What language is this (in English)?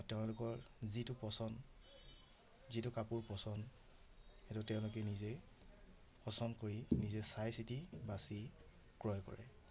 Assamese